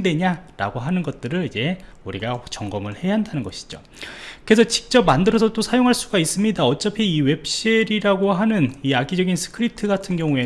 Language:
Korean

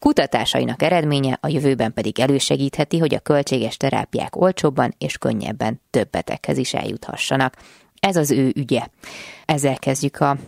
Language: Hungarian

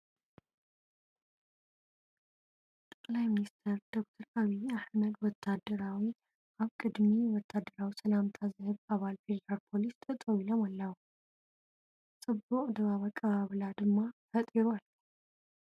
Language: Tigrinya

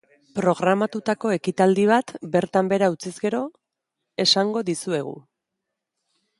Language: Basque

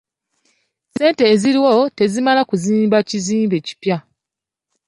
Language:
Ganda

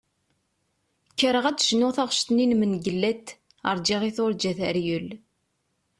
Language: Kabyle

